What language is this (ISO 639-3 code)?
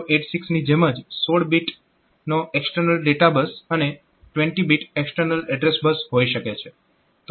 guj